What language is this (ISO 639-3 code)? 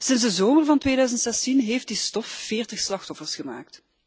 nld